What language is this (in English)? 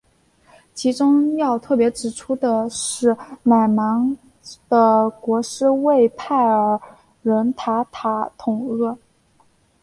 Chinese